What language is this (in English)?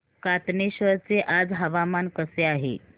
Marathi